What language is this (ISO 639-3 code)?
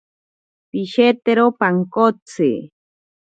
prq